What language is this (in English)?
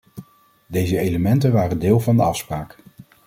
Dutch